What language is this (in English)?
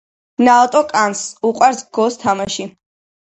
Georgian